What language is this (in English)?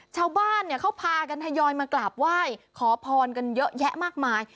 Thai